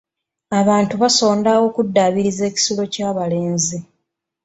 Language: Ganda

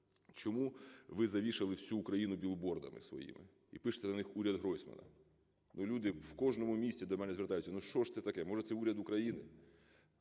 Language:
Ukrainian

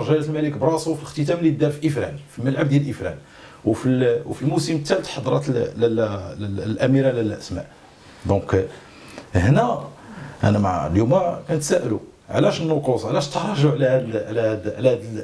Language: Arabic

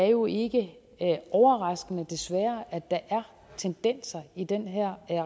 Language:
Danish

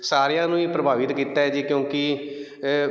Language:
Punjabi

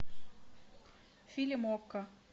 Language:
Russian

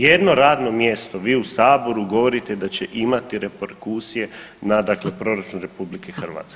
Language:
Croatian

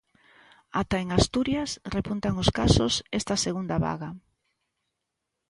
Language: Galician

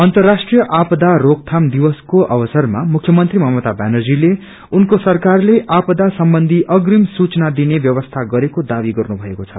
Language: Nepali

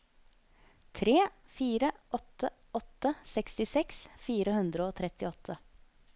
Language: Norwegian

